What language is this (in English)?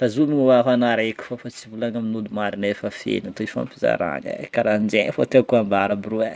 Northern Betsimisaraka Malagasy